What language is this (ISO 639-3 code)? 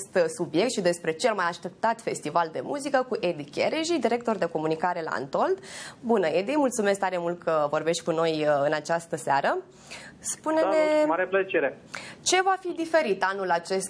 ron